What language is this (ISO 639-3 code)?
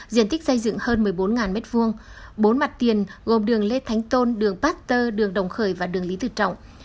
vie